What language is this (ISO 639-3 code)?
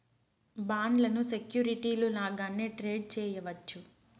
tel